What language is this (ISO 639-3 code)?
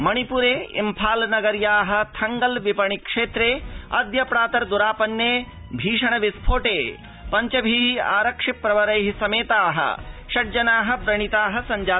san